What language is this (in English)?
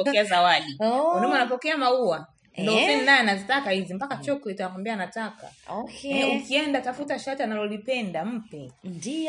Swahili